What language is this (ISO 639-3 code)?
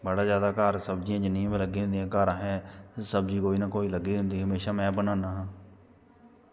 doi